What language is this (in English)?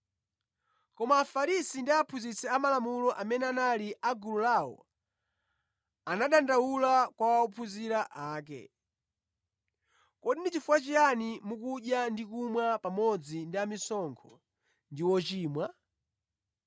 Nyanja